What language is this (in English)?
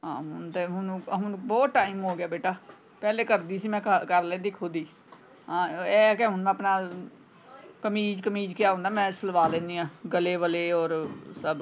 Punjabi